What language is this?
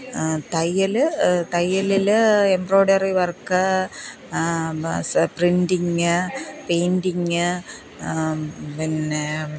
Malayalam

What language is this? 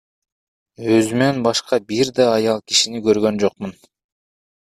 Kyrgyz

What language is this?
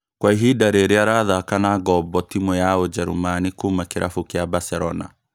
Kikuyu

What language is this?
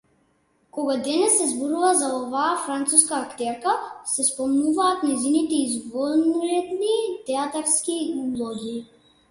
Macedonian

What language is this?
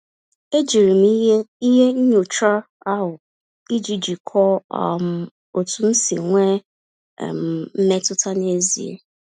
Igbo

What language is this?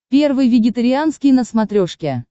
Russian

